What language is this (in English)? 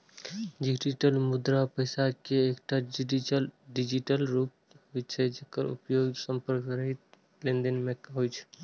Maithili